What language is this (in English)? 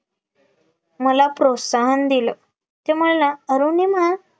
Marathi